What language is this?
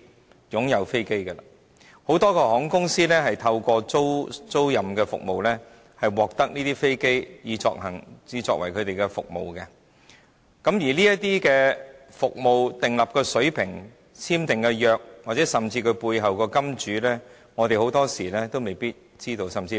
Cantonese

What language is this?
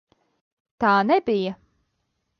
Latvian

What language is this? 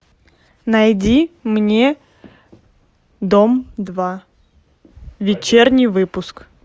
Russian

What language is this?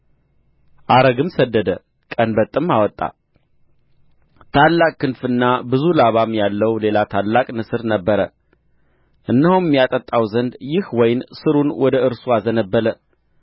Amharic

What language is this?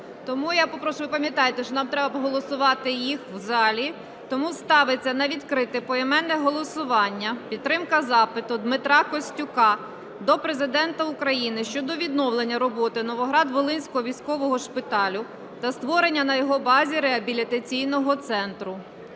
Ukrainian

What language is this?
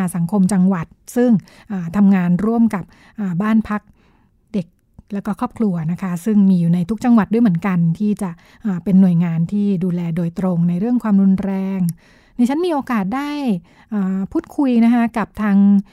Thai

